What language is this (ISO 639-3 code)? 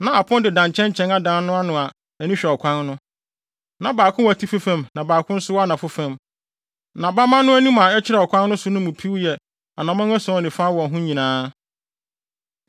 aka